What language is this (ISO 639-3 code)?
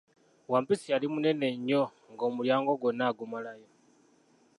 lug